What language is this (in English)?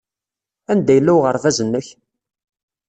Kabyle